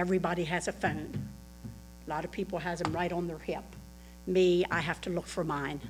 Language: English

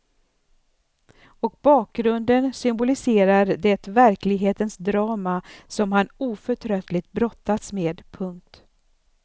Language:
Swedish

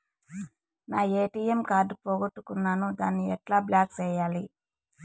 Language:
Telugu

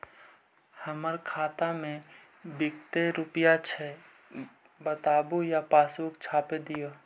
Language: Magahi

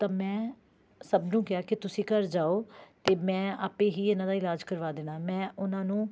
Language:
Punjabi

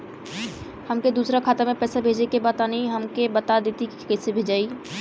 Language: Bhojpuri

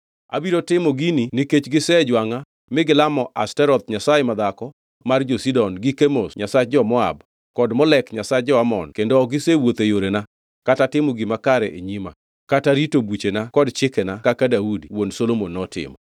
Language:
Luo (Kenya and Tanzania)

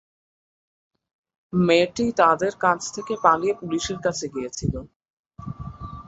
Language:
Bangla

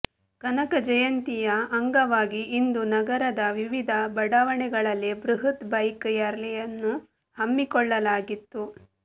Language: Kannada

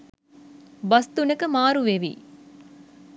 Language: Sinhala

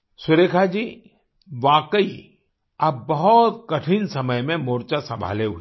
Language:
Hindi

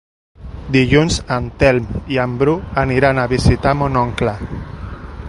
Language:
Catalan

